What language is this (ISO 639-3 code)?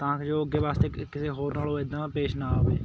pan